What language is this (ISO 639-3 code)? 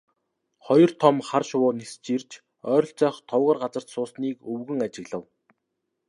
mon